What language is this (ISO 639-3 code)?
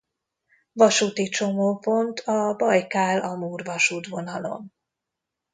hun